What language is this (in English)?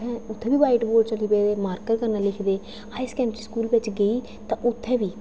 Dogri